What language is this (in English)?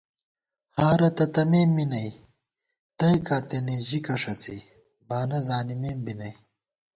Gawar-Bati